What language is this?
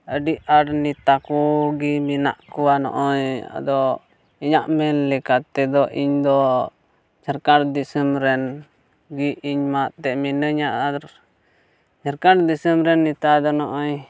Santali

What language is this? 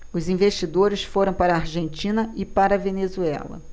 Portuguese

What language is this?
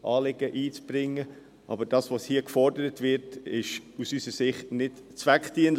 Swiss German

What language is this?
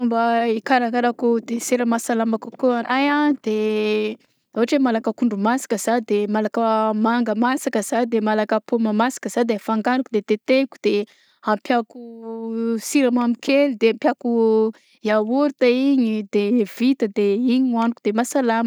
Southern Betsimisaraka Malagasy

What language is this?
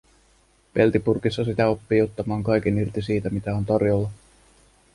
Finnish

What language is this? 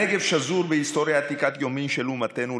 Hebrew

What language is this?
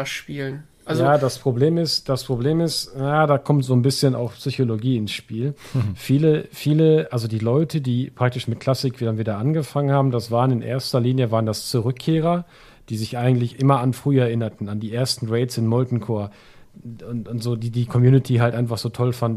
German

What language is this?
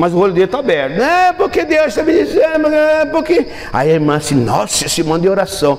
Portuguese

